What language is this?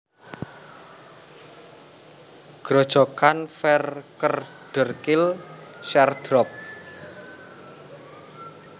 Javanese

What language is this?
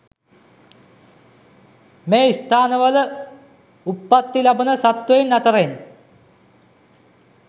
Sinhala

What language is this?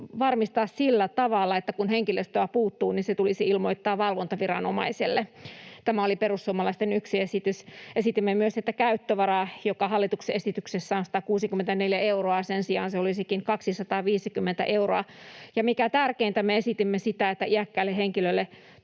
Finnish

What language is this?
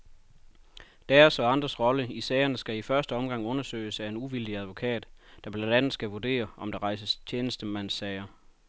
Danish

